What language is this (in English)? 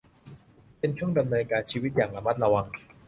Thai